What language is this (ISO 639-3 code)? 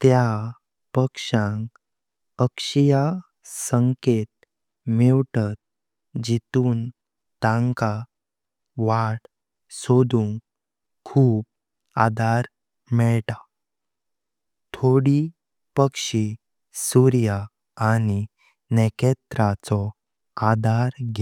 kok